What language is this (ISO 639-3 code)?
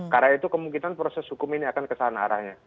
ind